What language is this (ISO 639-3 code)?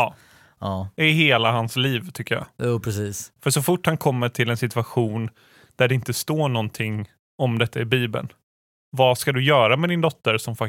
swe